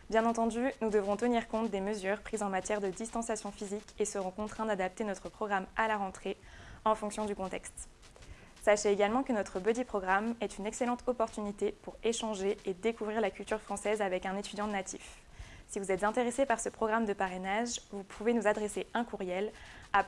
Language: French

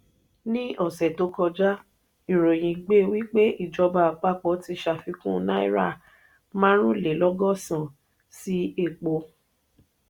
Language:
Yoruba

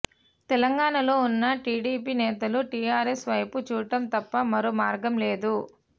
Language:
Telugu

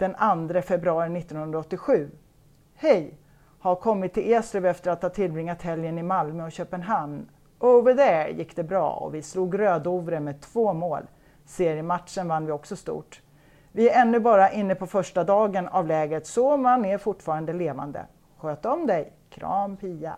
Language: Swedish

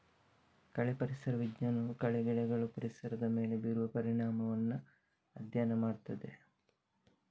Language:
Kannada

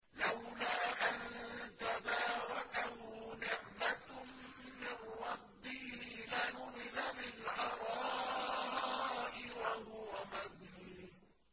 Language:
Arabic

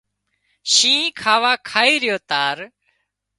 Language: Wadiyara Koli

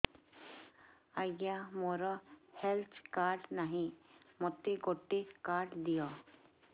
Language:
Odia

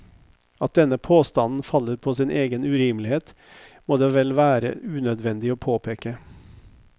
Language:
Norwegian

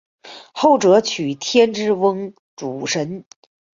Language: Chinese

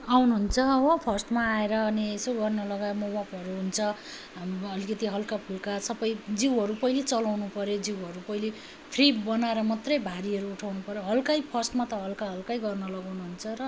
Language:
Nepali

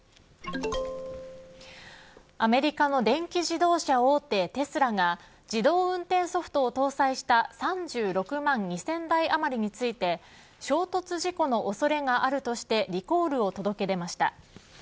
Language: Japanese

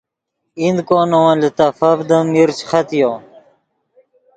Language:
Yidgha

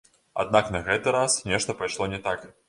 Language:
Belarusian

